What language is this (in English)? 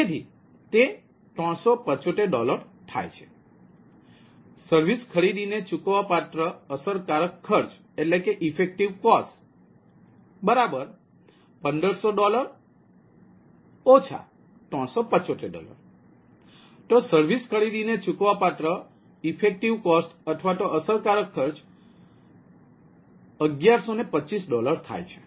Gujarati